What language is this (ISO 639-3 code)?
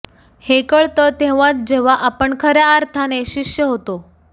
mar